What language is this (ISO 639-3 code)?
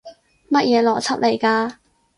yue